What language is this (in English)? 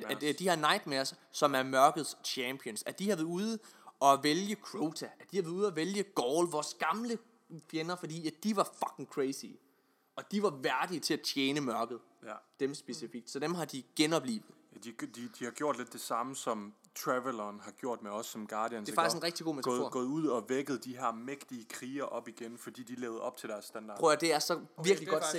Danish